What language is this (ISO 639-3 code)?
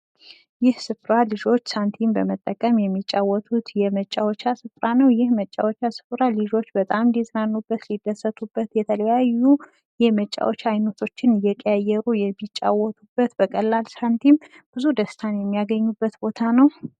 amh